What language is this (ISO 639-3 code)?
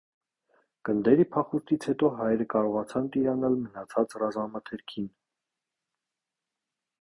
hye